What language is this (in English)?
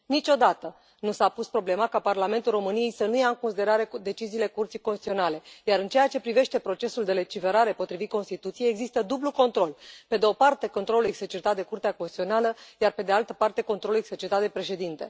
Romanian